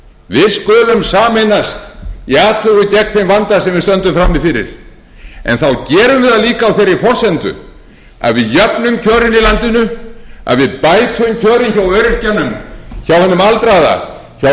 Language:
Icelandic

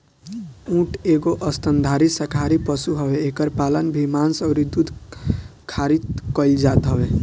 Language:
Bhojpuri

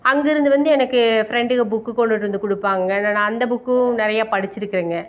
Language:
Tamil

